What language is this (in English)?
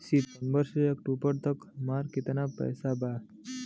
Bhojpuri